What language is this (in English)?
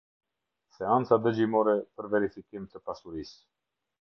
Albanian